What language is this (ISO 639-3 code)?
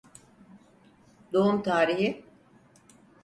tur